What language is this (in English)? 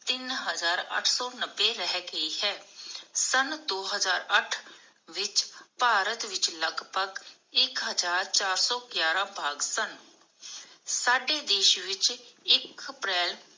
Punjabi